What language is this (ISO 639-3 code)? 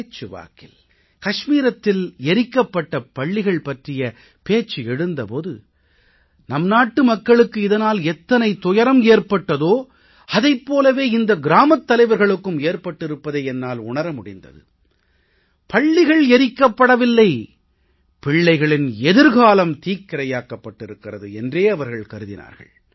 tam